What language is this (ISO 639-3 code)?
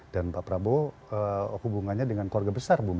ind